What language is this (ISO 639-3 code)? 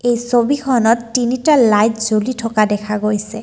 asm